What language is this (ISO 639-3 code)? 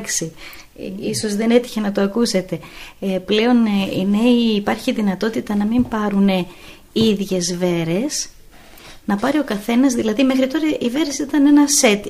ell